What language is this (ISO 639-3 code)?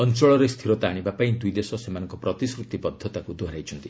ori